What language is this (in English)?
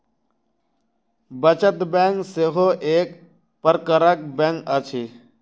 Maithili